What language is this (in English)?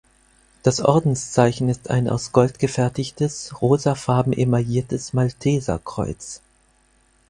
German